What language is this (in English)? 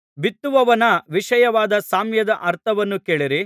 Kannada